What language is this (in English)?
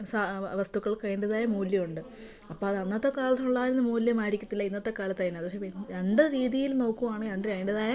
Malayalam